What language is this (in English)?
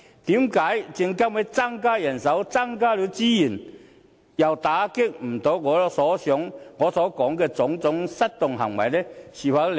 Cantonese